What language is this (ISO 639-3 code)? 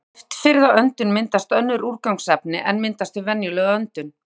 isl